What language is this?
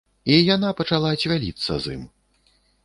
Belarusian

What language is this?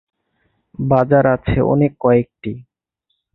Bangla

